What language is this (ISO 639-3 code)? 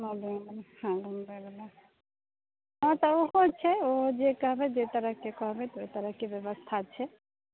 mai